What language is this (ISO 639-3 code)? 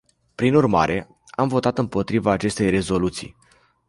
ron